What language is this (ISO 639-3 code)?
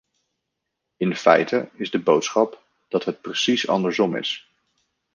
nld